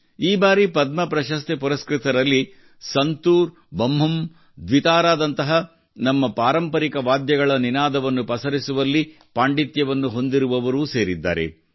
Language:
Kannada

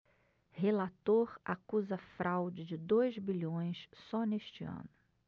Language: Portuguese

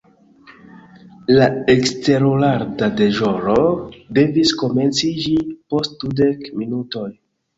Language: Esperanto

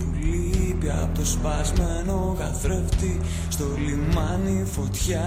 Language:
Greek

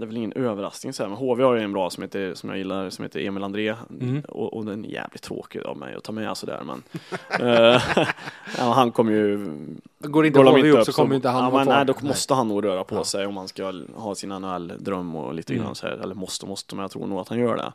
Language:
Swedish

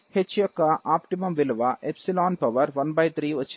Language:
Telugu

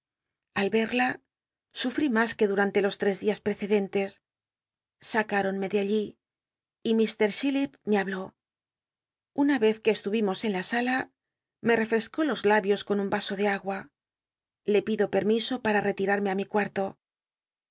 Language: Spanish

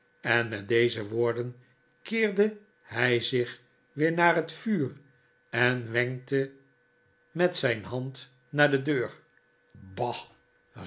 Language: Dutch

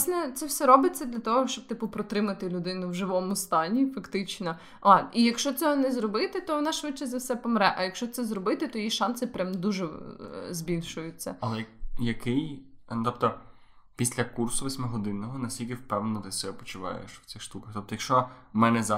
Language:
Ukrainian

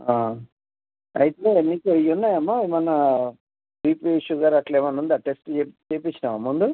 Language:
Telugu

